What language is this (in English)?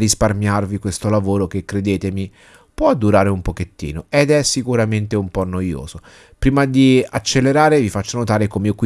Italian